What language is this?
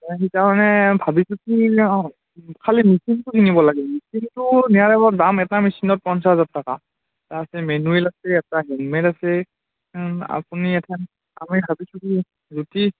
Assamese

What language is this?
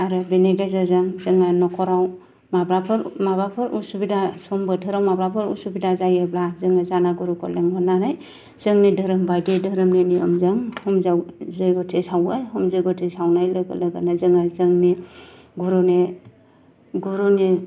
Bodo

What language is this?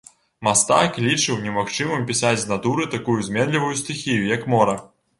Belarusian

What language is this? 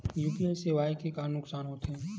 Chhattisgarhi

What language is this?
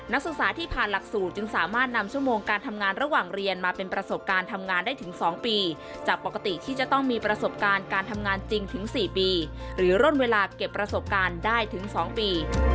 Thai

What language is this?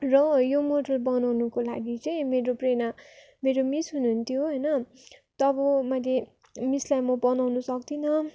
Nepali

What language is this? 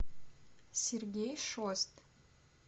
Russian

